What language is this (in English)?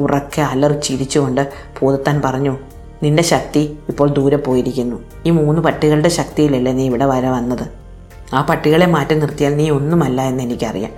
Malayalam